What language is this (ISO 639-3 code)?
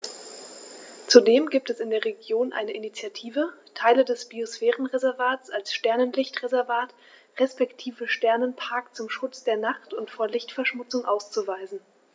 deu